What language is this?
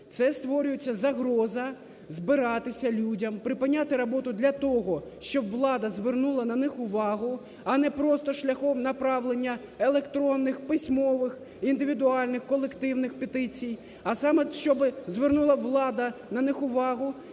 Ukrainian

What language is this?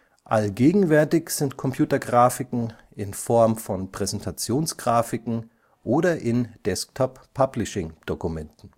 German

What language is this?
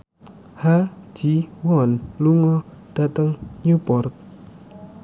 Javanese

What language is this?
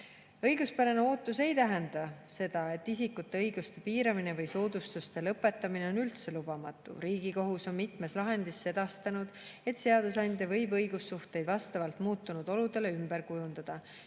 Estonian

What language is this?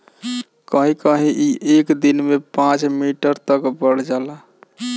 Bhojpuri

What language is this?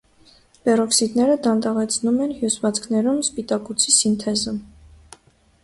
Armenian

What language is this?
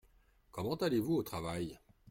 French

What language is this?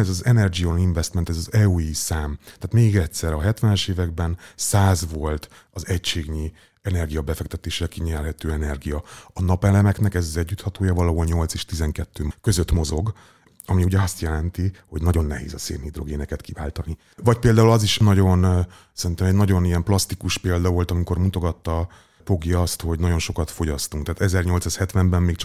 Hungarian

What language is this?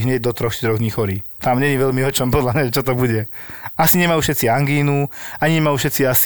Slovak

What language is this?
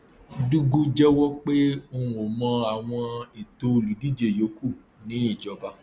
Yoruba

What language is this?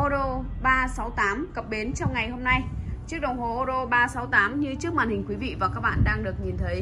Vietnamese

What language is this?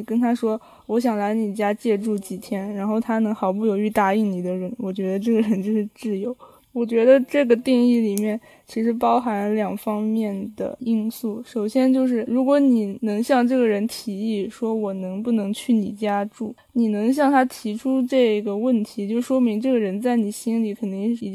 Chinese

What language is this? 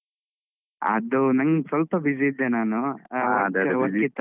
Kannada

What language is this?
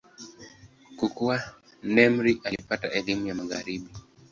Swahili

